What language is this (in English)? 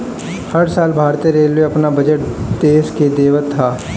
Bhojpuri